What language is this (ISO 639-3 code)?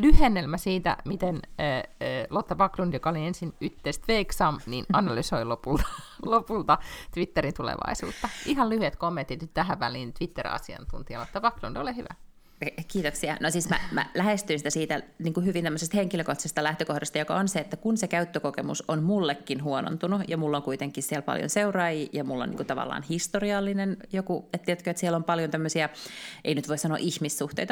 fin